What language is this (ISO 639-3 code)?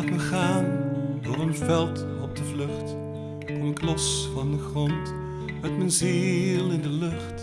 nld